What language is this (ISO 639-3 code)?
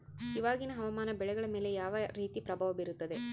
kan